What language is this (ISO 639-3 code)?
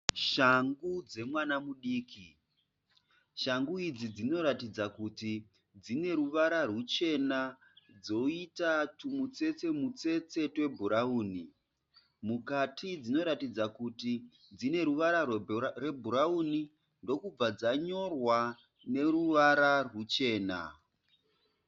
sna